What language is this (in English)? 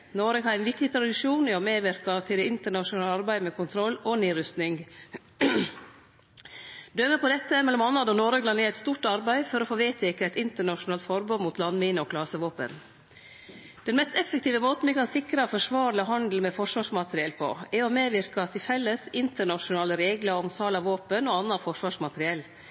Norwegian Nynorsk